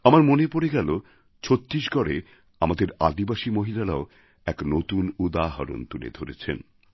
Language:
Bangla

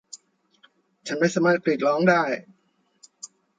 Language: Thai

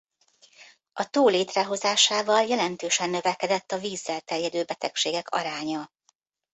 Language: Hungarian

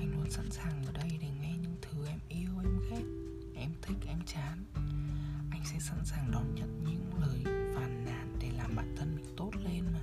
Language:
Vietnamese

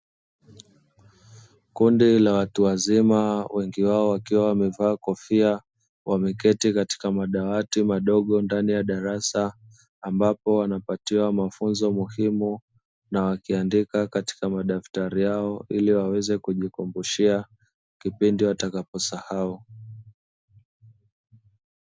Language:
Swahili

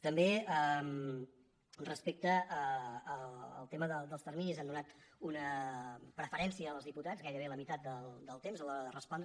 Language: Catalan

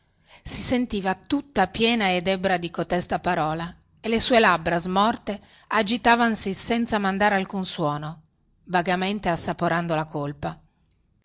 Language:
Italian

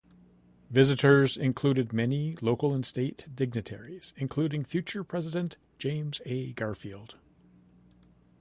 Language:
English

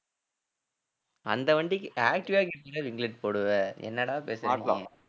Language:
Tamil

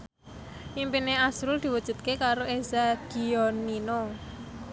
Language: Javanese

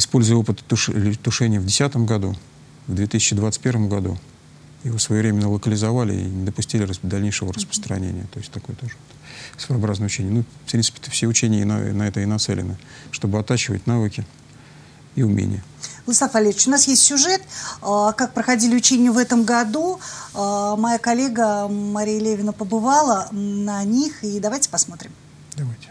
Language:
Russian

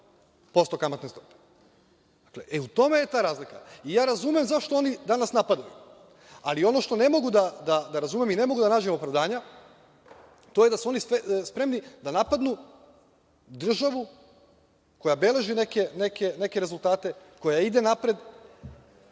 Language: Serbian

